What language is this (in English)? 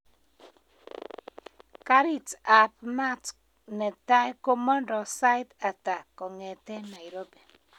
Kalenjin